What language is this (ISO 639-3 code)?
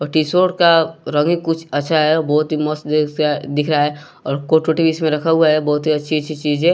hin